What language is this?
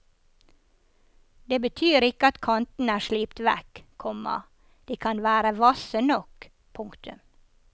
Norwegian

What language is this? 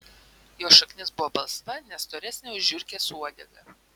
Lithuanian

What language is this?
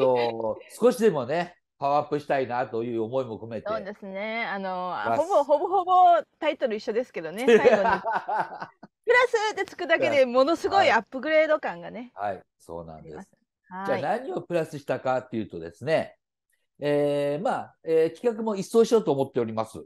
Japanese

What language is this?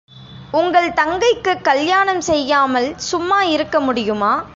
Tamil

